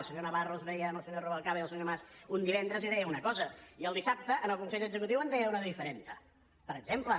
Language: Catalan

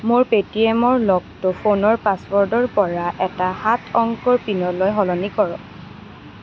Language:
Assamese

